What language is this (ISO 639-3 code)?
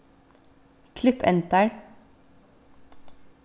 fao